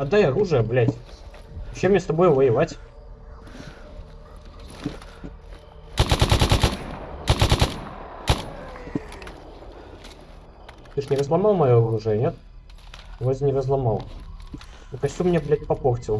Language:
Russian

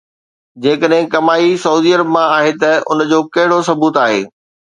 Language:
Sindhi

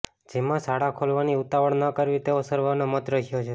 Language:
Gujarati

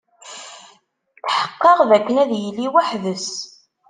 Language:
Kabyle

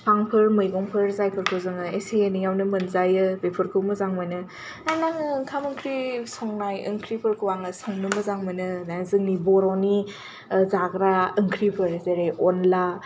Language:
Bodo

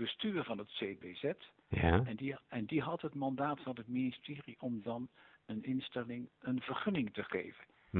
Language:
Dutch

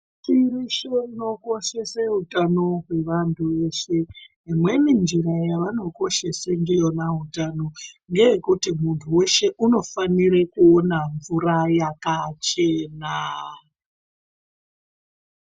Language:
Ndau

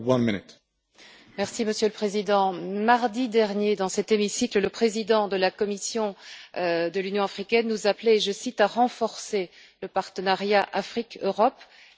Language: French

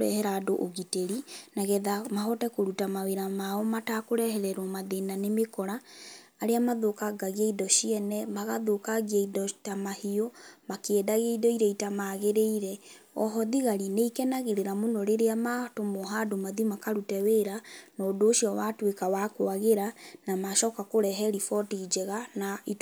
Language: Kikuyu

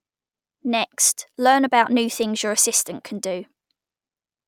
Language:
English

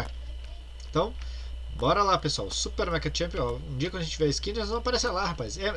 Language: Portuguese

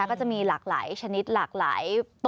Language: Thai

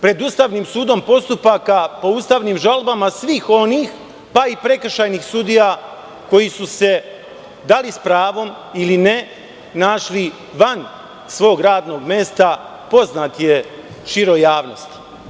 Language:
Serbian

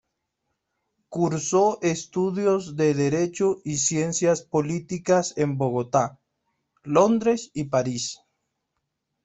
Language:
Spanish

